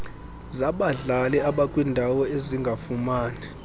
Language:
Xhosa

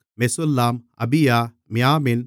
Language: Tamil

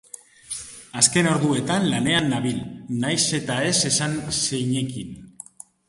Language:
Basque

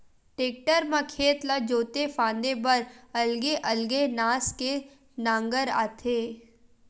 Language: Chhattisgarhi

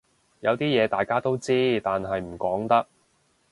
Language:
Cantonese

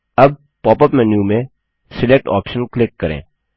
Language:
Hindi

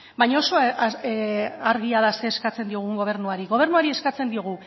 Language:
Basque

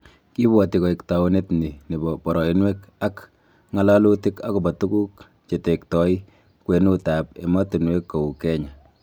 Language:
Kalenjin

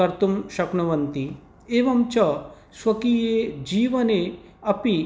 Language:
Sanskrit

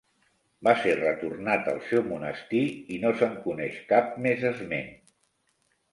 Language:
Catalan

